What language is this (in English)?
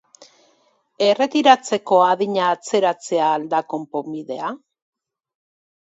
Basque